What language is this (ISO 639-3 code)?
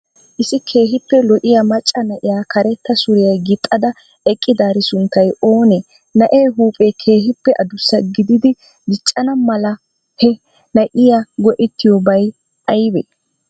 wal